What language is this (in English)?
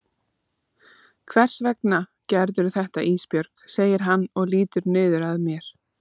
Icelandic